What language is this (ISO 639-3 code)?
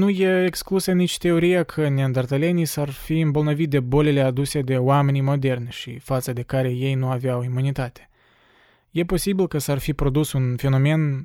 ron